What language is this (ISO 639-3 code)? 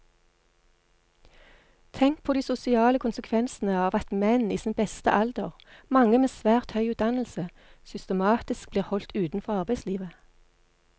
nor